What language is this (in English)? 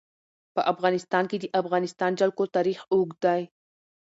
Pashto